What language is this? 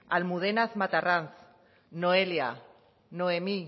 Basque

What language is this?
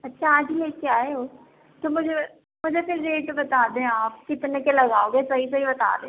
Urdu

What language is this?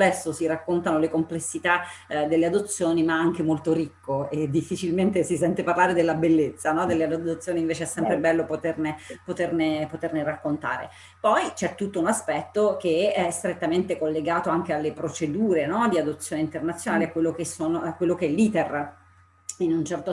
Italian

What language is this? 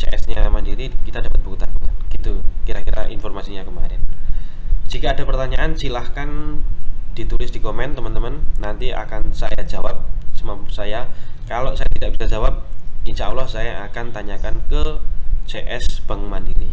Indonesian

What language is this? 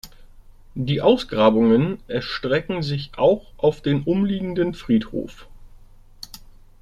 German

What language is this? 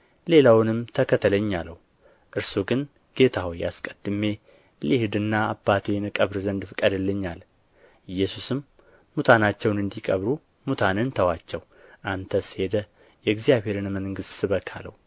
Amharic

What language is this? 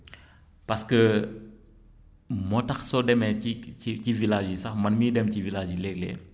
Wolof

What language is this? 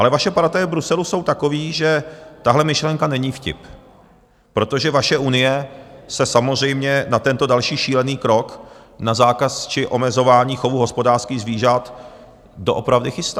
Czech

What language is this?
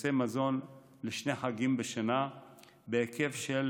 Hebrew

